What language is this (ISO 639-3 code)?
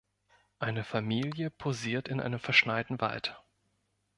deu